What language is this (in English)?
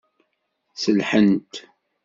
Kabyle